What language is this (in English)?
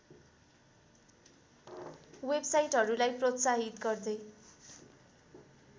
Nepali